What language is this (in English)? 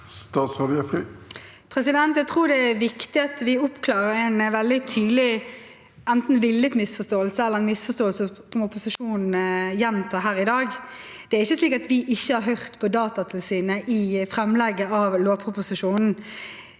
Norwegian